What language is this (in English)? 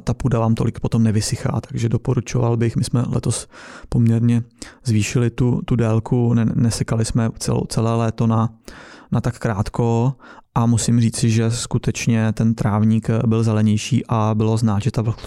Czech